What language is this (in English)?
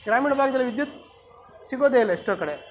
Kannada